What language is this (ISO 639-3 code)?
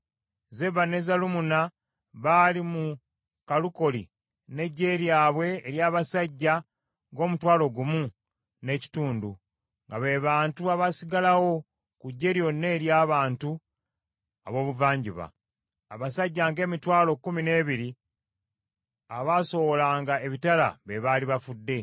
lug